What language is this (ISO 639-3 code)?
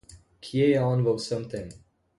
slv